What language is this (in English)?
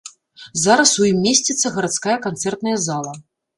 Belarusian